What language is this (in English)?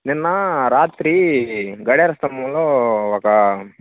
Telugu